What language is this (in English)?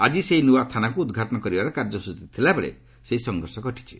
Odia